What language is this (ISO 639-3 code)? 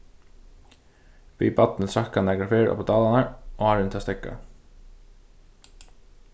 fao